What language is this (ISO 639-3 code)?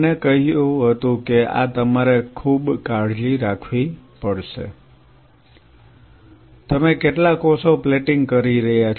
guj